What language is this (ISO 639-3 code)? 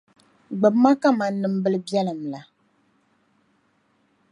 dag